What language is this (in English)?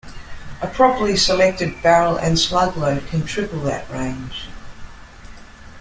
English